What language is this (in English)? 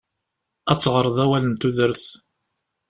Kabyle